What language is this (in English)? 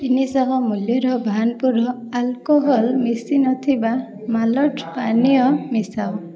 Odia